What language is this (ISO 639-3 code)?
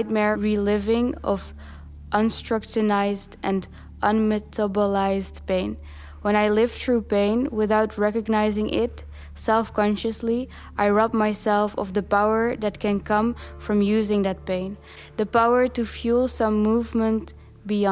nld